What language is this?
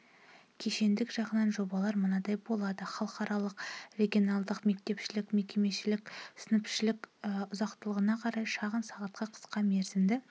Kazakh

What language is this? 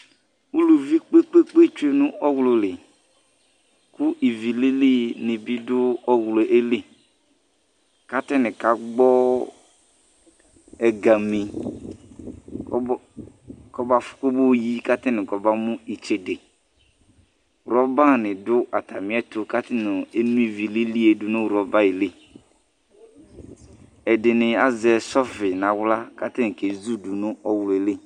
Ikposo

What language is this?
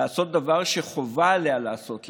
Hebrew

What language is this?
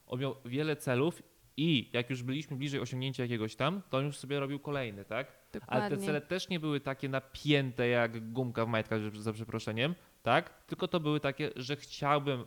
Polish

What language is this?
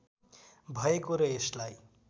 Nepali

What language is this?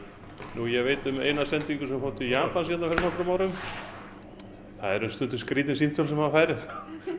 Icelandic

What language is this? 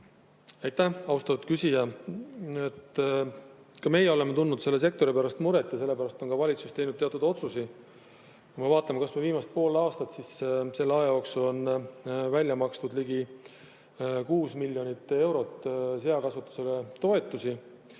Estonian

